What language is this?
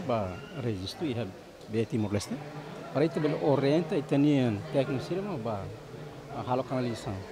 Indonesian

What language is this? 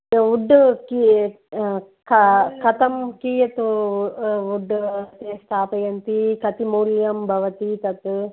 Sanskrit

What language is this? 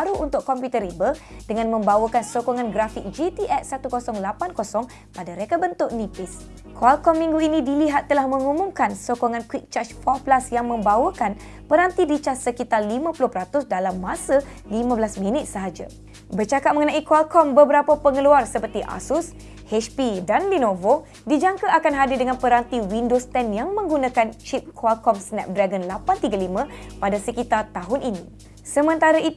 Malay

